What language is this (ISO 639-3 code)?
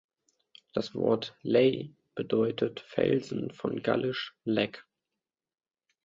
deu